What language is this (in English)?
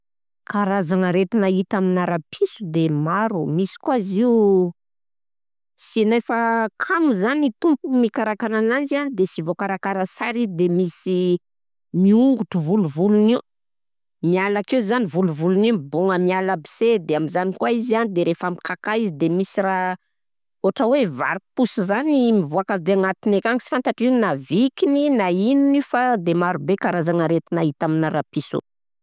Southern Betsimisaraka Malagasy